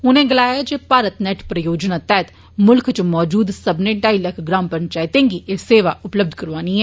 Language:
Dogri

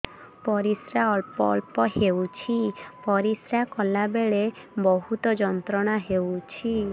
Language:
Odia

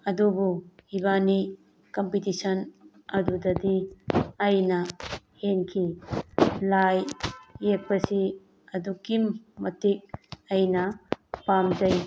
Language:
Manipuri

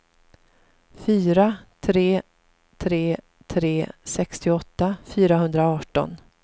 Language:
Swedish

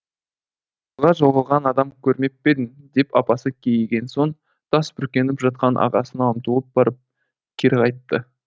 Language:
Kazakh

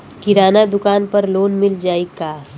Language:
Bhojpuri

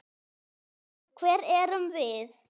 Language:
Icelandic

